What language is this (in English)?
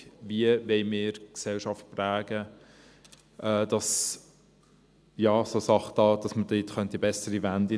Swiss German